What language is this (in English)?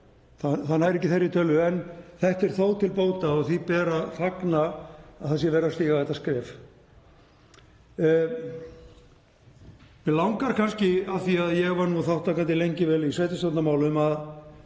Icelandic